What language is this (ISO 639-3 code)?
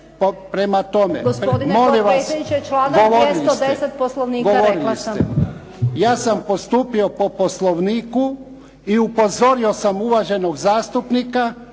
hrv